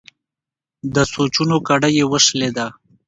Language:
Pashto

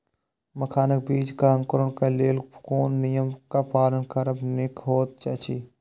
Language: Maithili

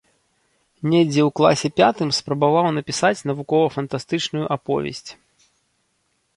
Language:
Belarusian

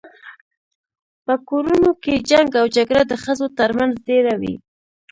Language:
Pashto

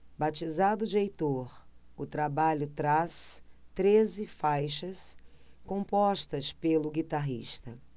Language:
Portuguese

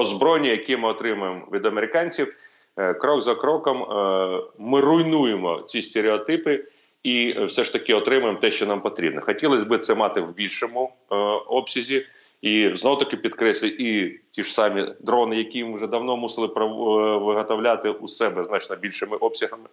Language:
Ukrainian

